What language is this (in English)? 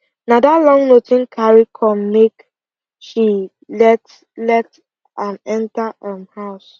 Nigerian Pidgin